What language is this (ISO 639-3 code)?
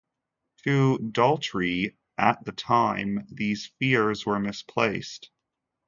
eng